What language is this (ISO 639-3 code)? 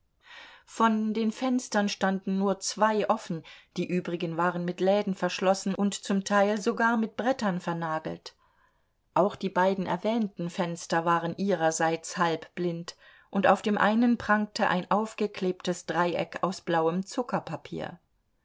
deu